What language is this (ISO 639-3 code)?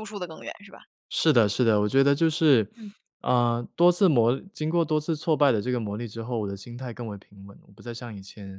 zho